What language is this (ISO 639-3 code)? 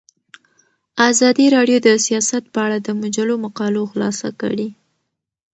pus